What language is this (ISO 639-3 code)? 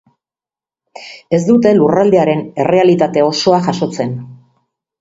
eus